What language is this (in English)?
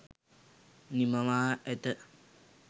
Sinhala